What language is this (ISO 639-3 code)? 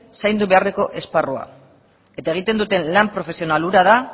eus